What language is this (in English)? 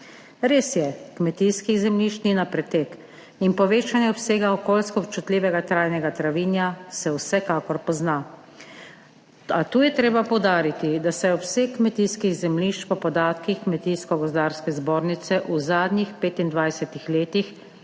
Slovenian